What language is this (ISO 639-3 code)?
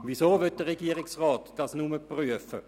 gsw